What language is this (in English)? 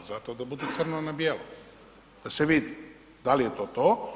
Croatian